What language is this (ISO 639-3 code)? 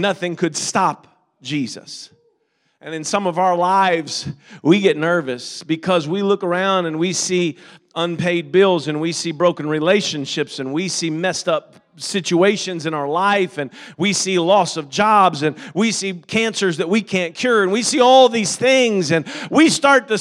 eng